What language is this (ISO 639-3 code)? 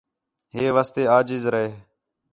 xhe